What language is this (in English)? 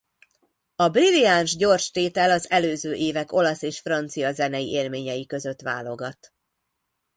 Hungarian